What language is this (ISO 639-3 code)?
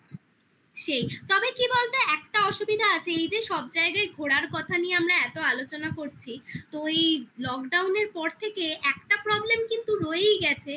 ben